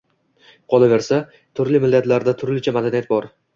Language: Uzbek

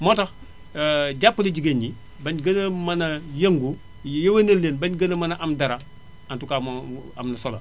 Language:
Wolof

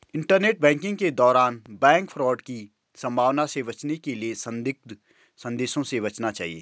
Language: Hindi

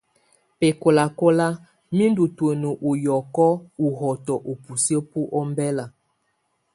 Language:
Tunen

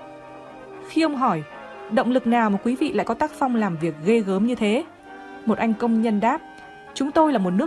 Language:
Vietnamese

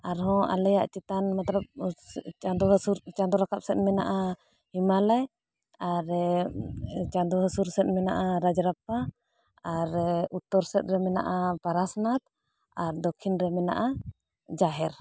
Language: Santali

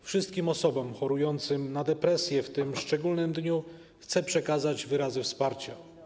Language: Polish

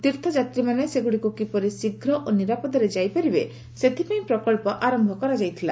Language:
Odia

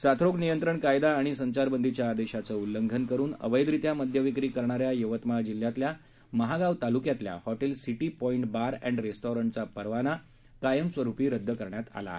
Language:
Marathi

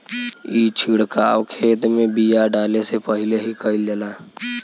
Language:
Bhojpuri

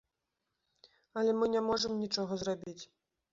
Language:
Belarusian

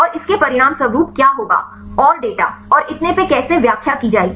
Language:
Hindi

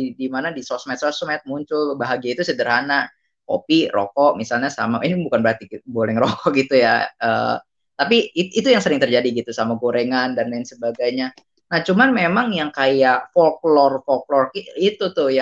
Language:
Indonesian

